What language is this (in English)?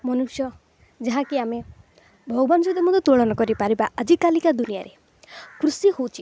Odia